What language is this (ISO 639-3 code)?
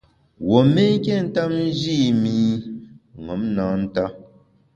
bax